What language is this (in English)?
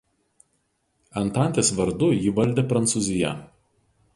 Lithuanian